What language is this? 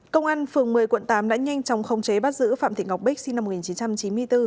Vietnamese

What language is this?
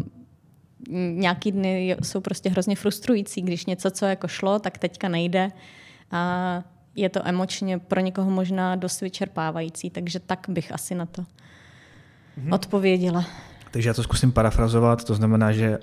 Czech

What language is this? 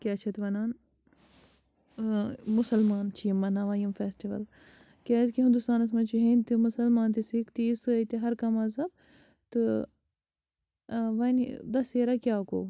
Kashmiri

